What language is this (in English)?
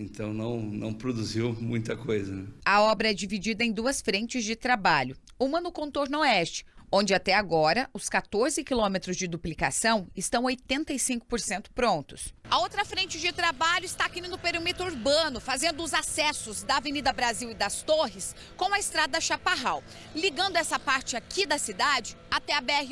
Portuguese